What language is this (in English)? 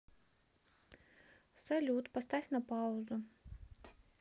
Russian